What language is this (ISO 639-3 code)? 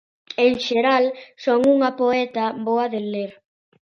glg